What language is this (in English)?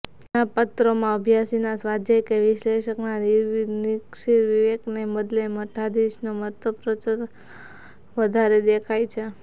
Gujarati